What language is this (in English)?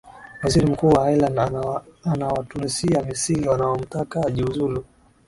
Swahili